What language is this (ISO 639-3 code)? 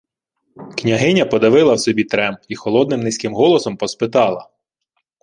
ukr